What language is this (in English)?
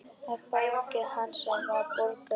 Icelandic